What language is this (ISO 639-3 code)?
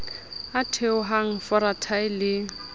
sot